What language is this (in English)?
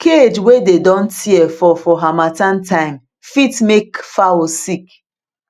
Nigerian Pidgin